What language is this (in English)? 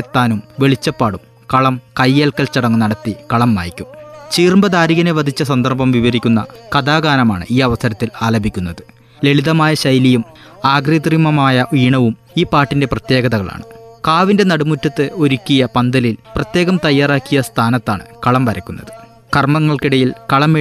Malayalam